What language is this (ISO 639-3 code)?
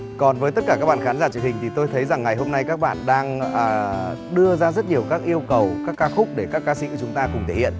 vie